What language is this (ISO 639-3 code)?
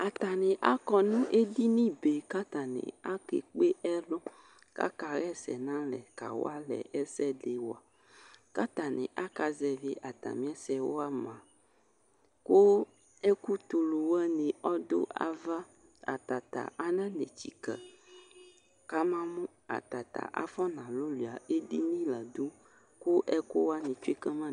kpo